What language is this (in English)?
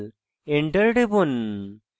Bangla